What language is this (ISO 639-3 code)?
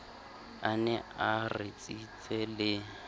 sot